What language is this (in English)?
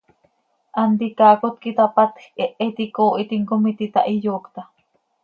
Seri